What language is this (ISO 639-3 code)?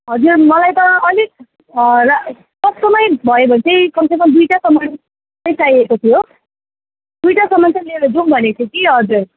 nep